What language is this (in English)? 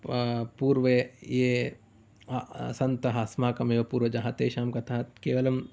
Sanskrit